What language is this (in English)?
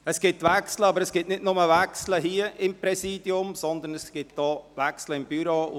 Swiss German